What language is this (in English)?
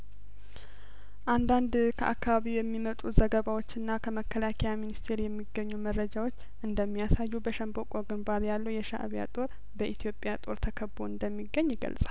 Amharic